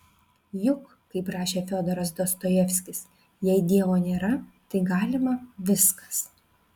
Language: Lithuanian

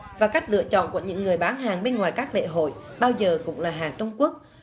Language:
Vietnamese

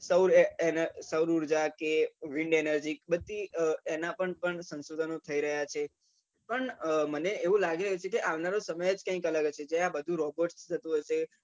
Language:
Gujarati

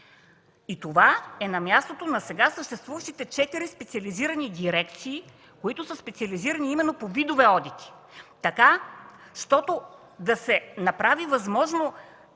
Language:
Bulgarian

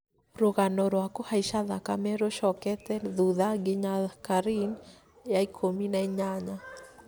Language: Kikuyu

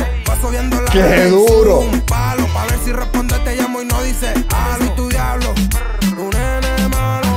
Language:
Spanish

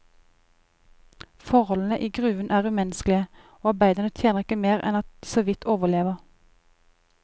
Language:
Norwegian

